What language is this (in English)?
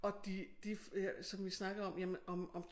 Danish